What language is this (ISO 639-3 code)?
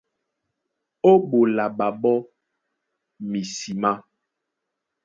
dua